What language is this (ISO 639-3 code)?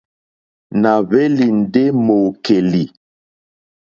bri